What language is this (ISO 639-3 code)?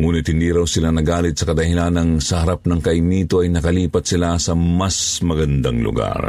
fil